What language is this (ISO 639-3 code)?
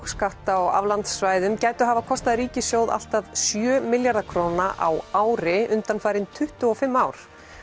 isl